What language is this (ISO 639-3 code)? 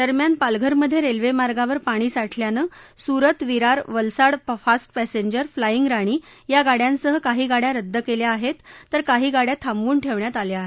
mar